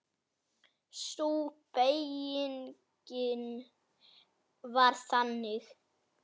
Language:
Icelandic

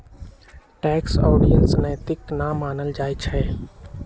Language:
Magahi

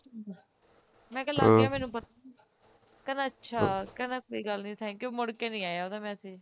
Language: Punjabi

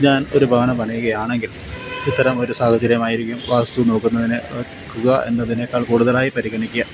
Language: Malayalam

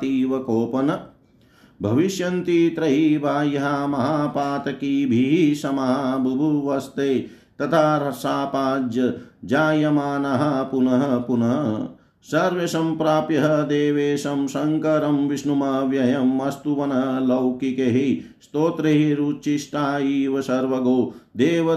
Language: Hindi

